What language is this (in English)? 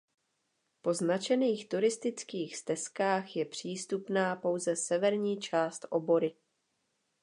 Czech